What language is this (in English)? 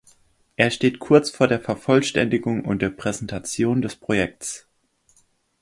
German